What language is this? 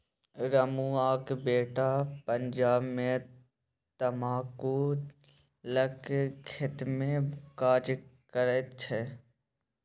Maithili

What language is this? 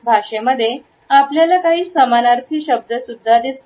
Marathi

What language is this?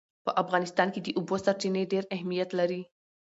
Pashto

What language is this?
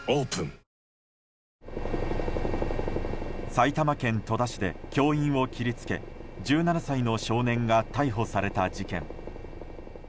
Japanese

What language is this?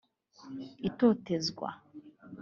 Kinyarwanda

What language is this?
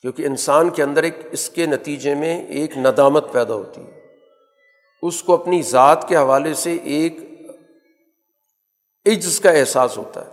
Urdu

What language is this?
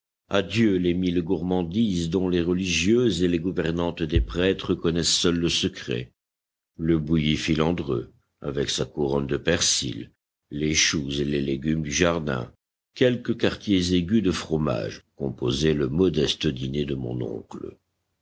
French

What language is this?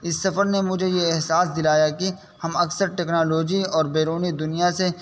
Urdu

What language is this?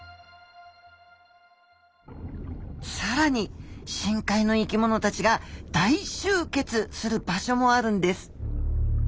Japanese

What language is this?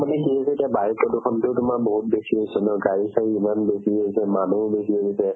Assamese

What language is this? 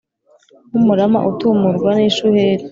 Kinyarwanda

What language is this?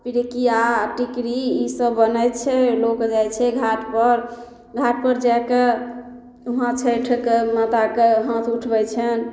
Maithili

